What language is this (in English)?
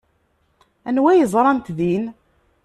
Kabyle